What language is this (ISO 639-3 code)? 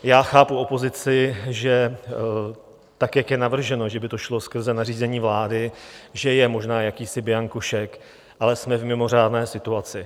ces